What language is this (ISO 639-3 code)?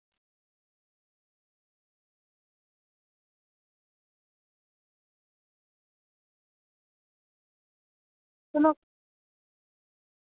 doi